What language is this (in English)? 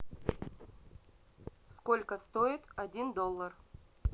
Russian